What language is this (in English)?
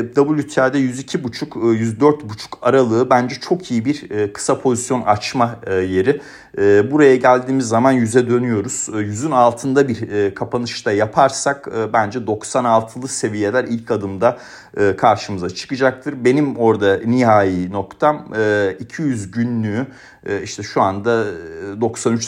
Turkish